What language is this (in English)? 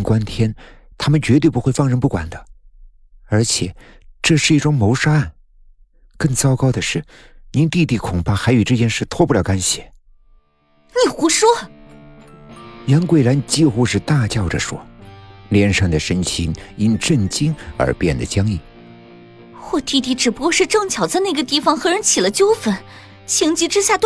Chinese